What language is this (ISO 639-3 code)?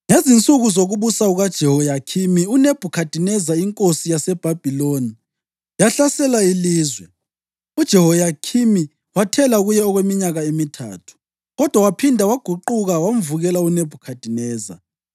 nde